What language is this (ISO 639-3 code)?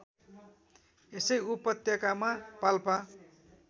nep